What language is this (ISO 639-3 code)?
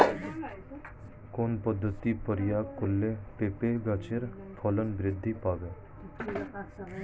ben